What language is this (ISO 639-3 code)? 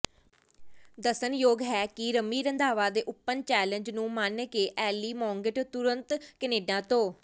pan